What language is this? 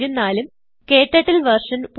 Malayalam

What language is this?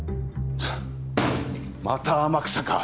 Japanese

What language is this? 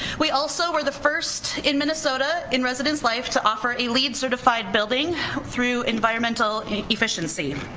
English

